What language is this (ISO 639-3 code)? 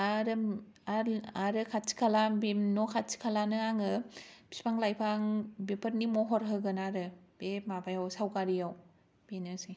brx